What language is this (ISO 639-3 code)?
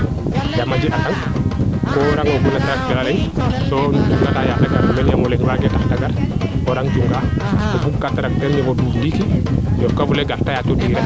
srr